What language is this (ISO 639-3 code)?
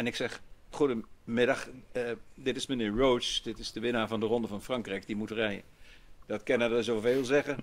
nld